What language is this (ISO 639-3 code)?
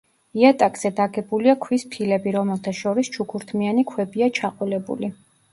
kat